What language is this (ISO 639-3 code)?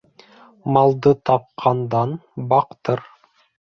bak